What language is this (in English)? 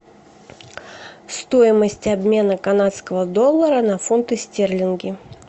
Russian